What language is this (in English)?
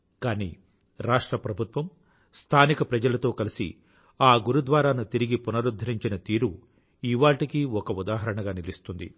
Telugu